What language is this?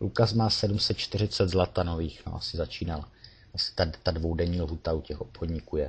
Czech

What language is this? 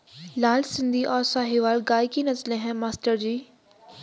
Hindi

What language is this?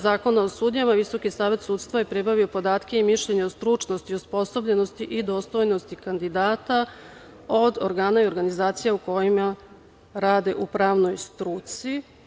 Serbian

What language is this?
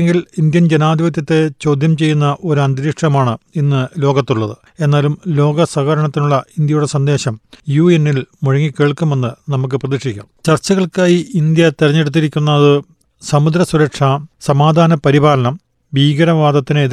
Malayalam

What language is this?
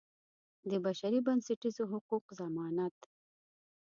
Pashto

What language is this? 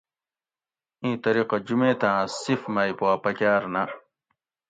Gawri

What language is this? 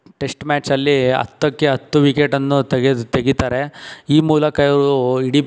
Kannada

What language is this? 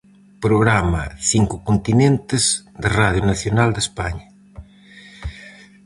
Galician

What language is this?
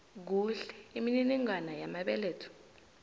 South Ndebele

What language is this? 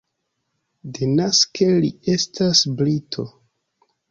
Esperanto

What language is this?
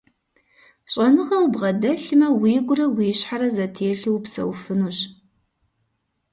Kabardian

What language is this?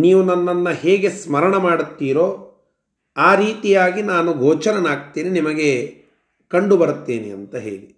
Kannada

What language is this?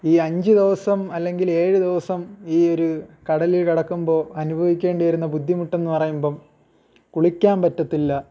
Malayalam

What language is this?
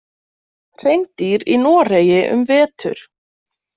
Icelandic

